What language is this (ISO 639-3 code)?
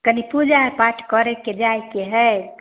mai